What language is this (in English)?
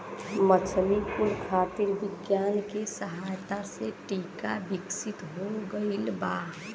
Bhojpuri